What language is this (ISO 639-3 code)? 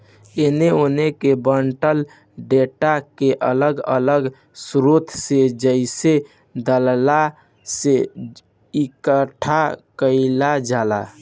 bho